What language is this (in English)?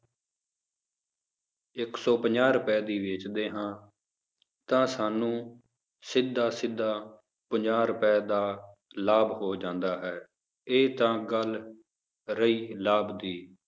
Punjabi